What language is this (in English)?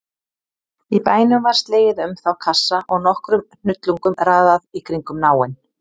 Icelandic